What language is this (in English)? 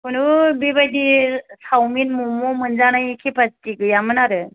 Bodo